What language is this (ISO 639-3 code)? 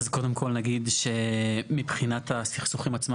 heb